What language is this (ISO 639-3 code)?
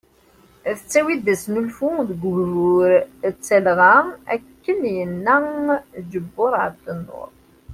kab